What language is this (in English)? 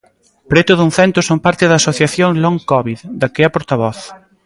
Galician